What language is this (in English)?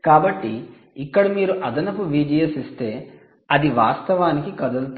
Telugu